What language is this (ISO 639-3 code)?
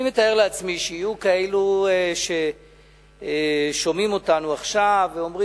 heb